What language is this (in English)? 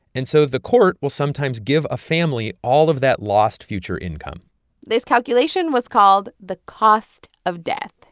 English